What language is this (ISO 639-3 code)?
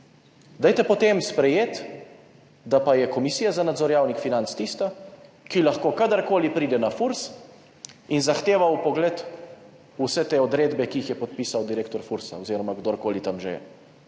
slv